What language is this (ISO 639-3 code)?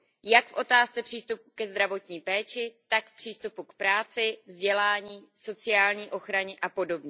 ces